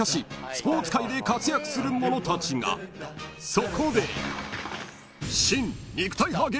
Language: Japanese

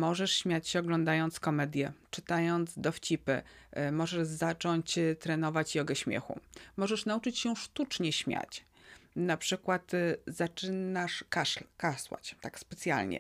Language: Polish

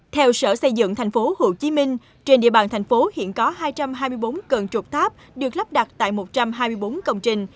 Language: Vietnamese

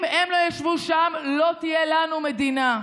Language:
Hebrew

